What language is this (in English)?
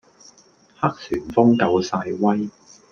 Cantonese